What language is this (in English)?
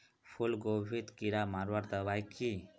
Magahi